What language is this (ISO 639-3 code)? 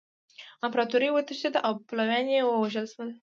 pus